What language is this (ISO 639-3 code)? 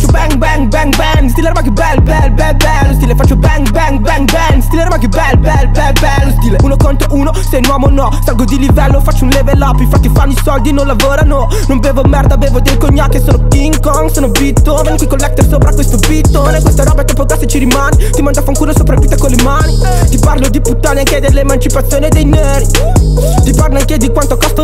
fra